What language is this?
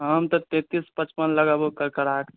Maithili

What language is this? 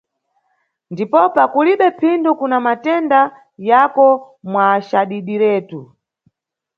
Nyungwe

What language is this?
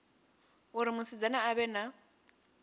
Venda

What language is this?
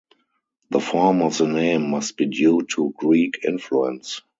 English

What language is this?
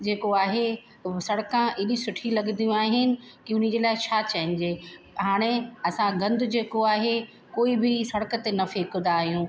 Sindhi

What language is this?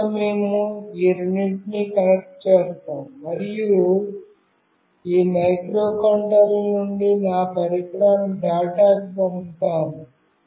Telugu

